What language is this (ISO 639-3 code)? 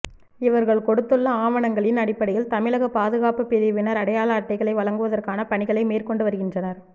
tam